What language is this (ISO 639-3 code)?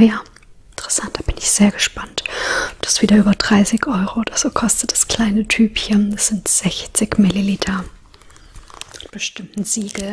deu